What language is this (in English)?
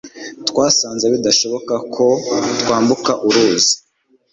Kinyarwanda